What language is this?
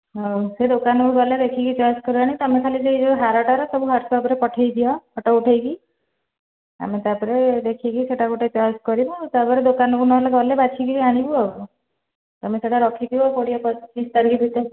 Odia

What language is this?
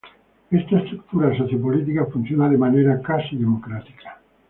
Spanish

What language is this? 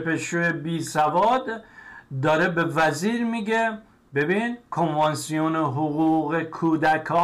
Persian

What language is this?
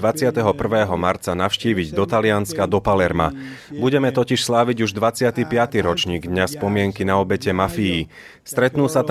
Slovak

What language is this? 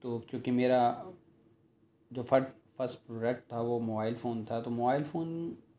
Urdu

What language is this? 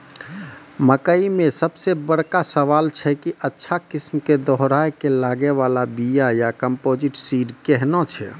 Maithili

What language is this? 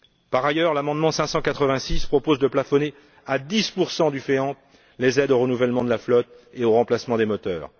French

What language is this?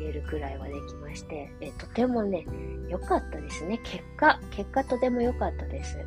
Japanese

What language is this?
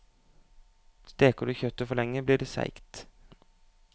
Norwegian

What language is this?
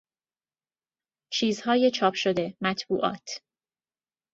Persian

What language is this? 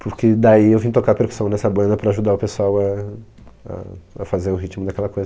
Portuguese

